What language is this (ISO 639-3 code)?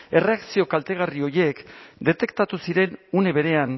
eus